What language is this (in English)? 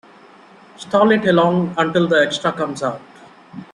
English